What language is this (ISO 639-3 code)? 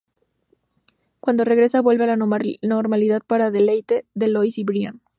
spa